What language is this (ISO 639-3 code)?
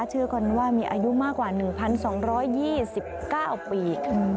tha